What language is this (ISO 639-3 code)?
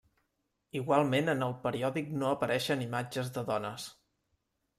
cat